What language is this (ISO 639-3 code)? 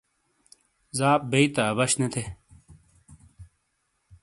scl